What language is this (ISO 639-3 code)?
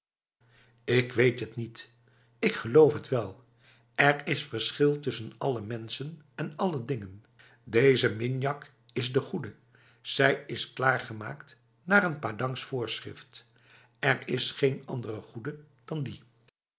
nld